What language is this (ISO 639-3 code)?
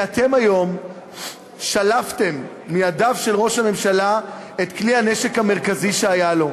heb